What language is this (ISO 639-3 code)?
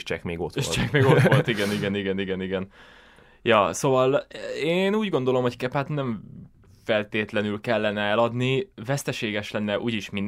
hun